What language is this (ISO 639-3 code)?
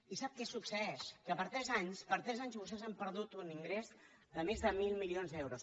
cat